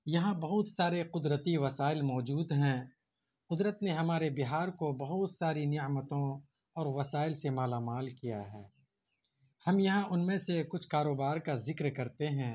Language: Urdu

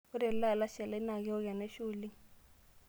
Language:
Masai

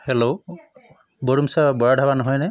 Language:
Assamese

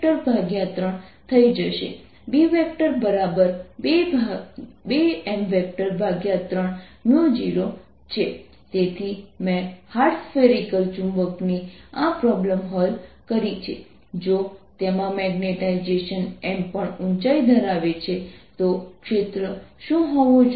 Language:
Gujarati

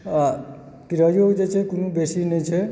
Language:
Maithili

